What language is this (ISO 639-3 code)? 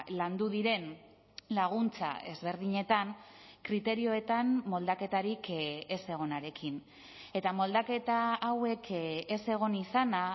eus